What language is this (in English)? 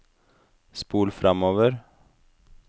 Norwegian